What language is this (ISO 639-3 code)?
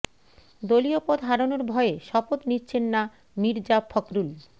ben